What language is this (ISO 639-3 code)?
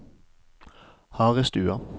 nor